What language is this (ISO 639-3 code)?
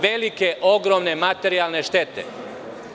srp